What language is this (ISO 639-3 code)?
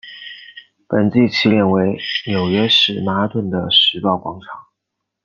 zho